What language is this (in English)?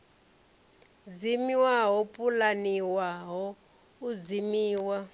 Venda